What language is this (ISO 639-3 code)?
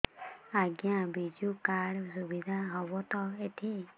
ori